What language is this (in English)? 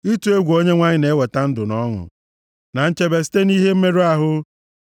Igbo